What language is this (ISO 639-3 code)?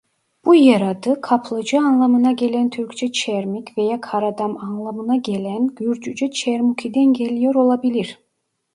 tur